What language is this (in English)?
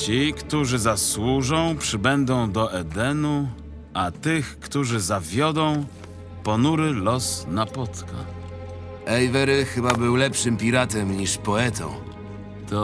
Polish